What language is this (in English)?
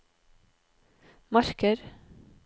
Norwegian